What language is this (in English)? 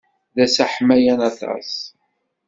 Kabyle